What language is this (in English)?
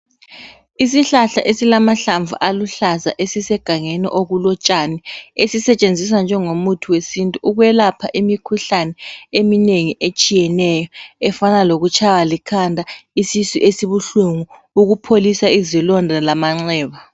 North Ndebele